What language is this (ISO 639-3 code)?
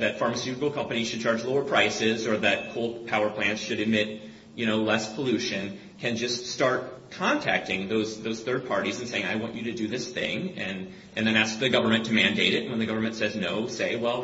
eng